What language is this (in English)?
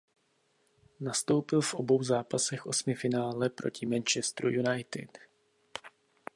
Czech